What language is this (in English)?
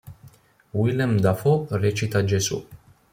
Italian